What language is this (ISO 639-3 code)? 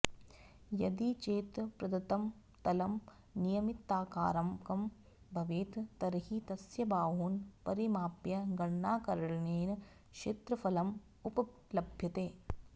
san